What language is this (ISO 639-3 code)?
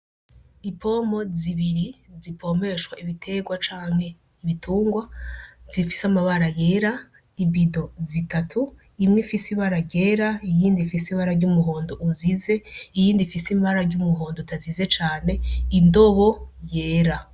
run